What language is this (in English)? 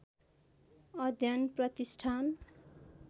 Nepali